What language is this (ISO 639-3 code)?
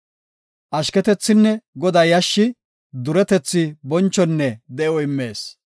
gof